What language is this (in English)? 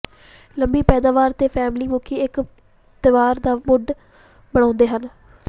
Punjabi